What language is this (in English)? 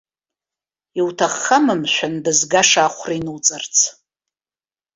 Abkhazian